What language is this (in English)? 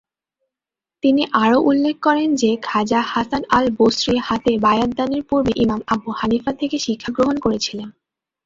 Bangla